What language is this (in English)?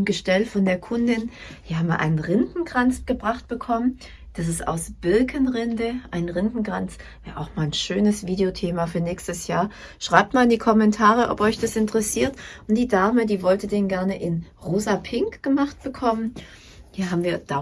German